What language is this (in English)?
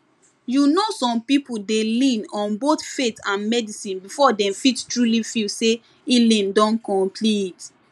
Nigerian Pidgin